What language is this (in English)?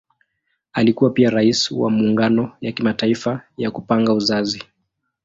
Swahili